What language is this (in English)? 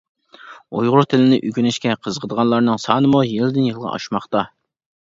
Uyghur